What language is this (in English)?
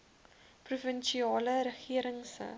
Afrikaans